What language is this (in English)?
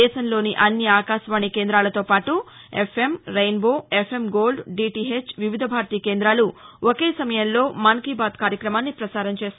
Telugu